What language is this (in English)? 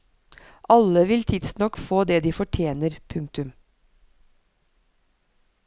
Norwegian